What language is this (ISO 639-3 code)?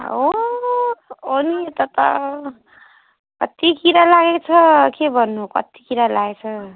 nep